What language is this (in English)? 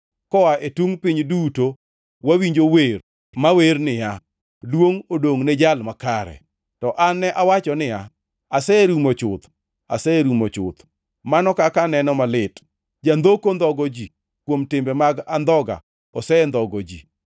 Luo (Kenya and Tanzania)